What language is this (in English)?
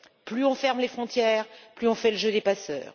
French